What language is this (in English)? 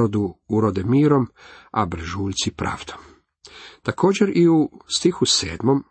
Croatian